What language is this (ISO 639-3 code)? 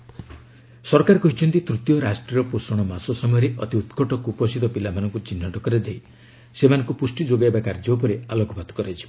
ori